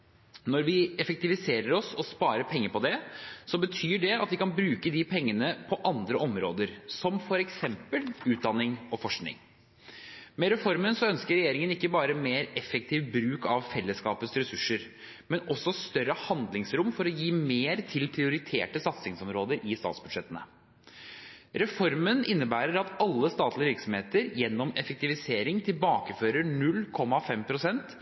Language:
Norwegian Bokmål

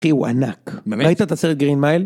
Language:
Hebrew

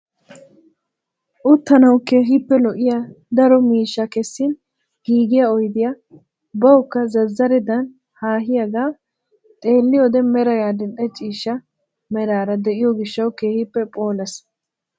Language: Wolaytta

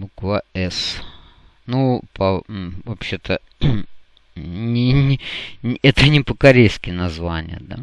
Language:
Russian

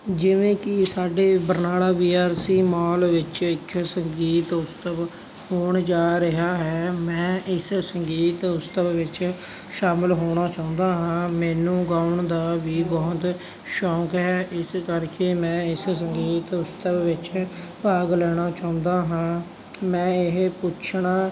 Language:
Punjabi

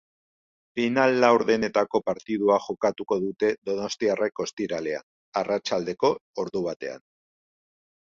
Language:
Basque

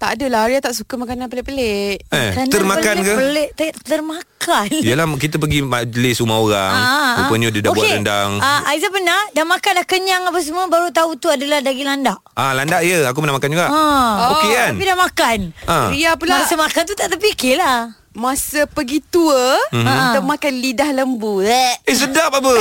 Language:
Malay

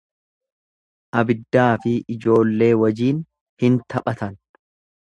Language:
Oromo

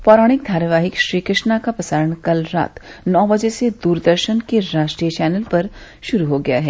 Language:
Hindi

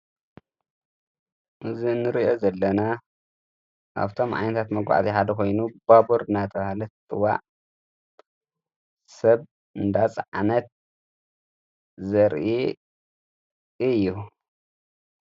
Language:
Tigrinya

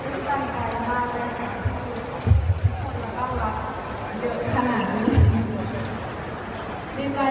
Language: Thai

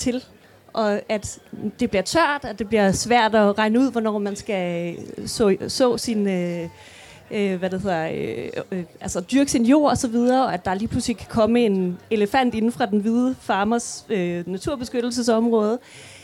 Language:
Danish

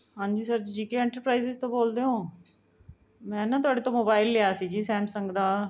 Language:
Punjabi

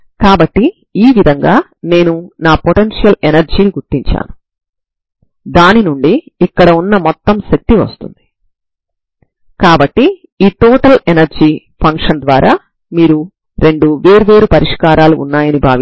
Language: Telugu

